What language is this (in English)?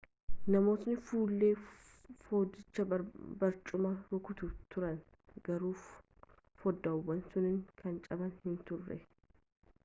Oromo